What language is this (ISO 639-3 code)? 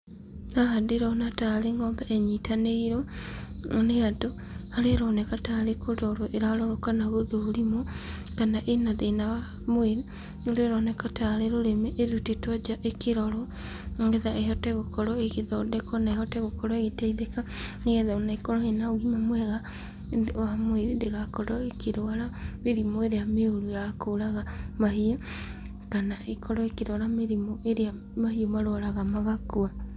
kik